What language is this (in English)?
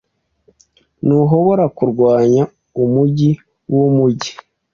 Kinyarwanda